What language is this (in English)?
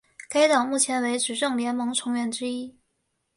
Chinese